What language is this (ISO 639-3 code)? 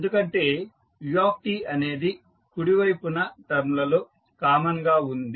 tel